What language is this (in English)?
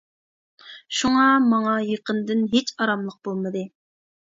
Uyghur